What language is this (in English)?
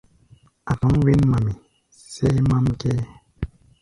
Gbaya